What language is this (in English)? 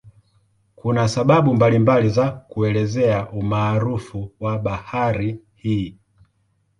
Swahili